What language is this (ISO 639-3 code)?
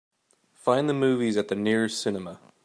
eng